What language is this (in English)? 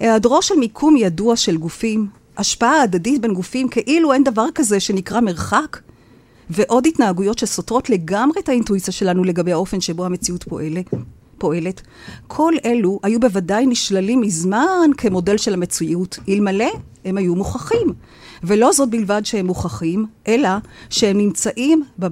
Hebrew